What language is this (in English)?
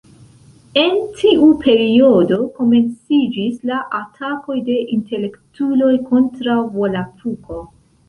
Esperanto